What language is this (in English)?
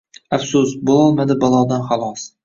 Uzbek